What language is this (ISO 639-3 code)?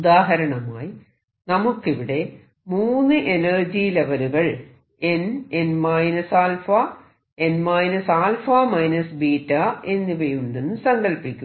mal